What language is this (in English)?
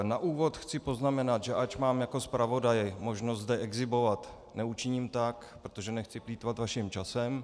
Czech